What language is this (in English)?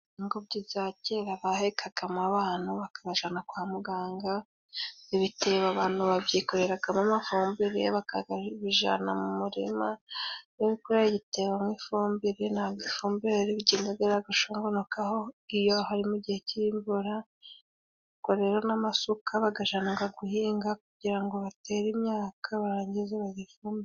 Kinyarwanda